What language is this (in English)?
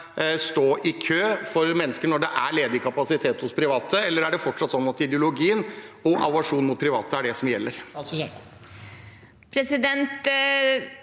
Norwegian